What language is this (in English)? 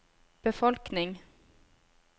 Norwegian